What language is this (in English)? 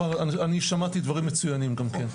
Hebrew